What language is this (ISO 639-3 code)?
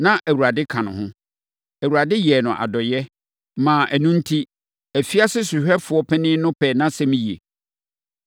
aka